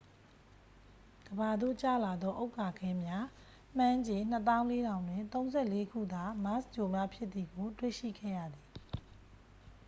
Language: Burmese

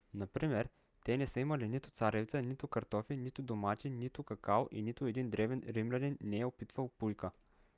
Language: Bulgarian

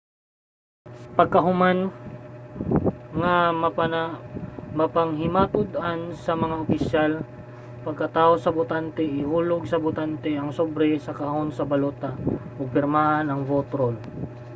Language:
Cebuano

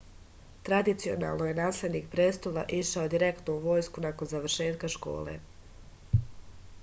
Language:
Serbian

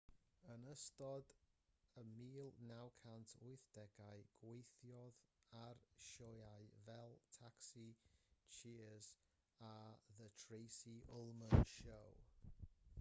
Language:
Welsh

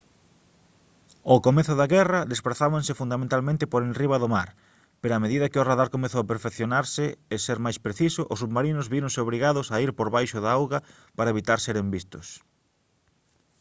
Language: Galician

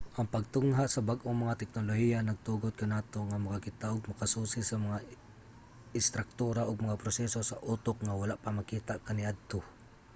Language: Cebuano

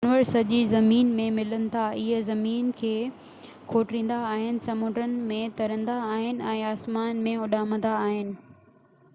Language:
Sindhi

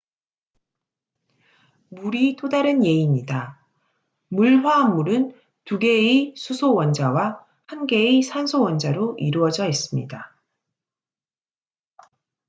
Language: Korean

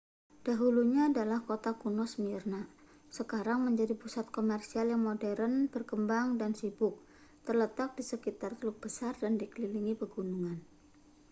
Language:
Indonesian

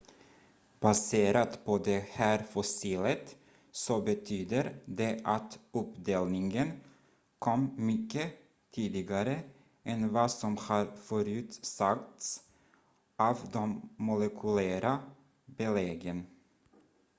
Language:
Swedish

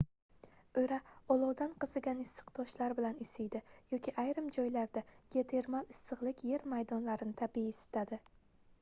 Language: Uzbek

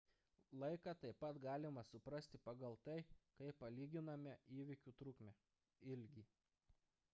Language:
Lithuanian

